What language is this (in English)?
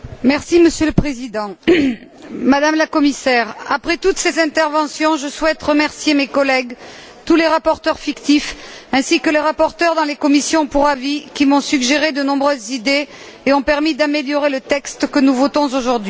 French